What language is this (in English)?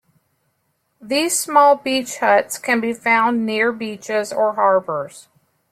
English